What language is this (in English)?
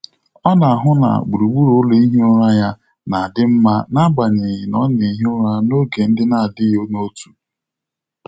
Igbo